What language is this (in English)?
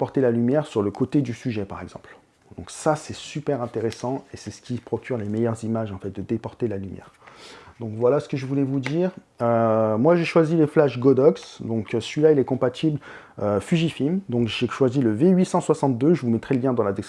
French